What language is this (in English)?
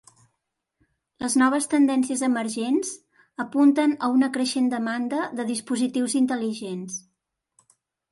Catalan